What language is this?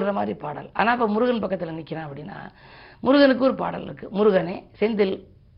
Tamil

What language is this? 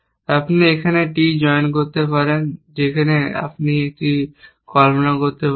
Bangla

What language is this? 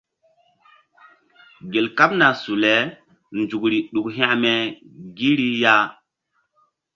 Mbum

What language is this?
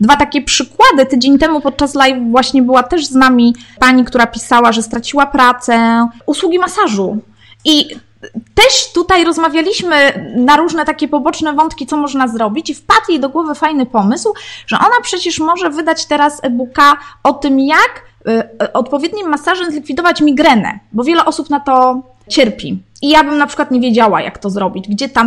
Polish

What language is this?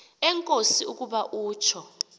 Xhosa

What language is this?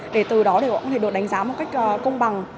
Vietnamese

